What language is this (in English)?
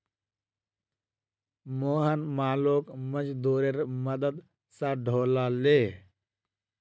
Magahi